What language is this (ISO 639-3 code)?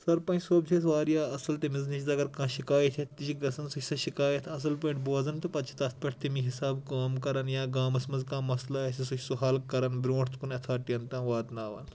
kas